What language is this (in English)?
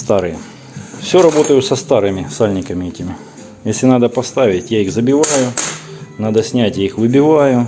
Russian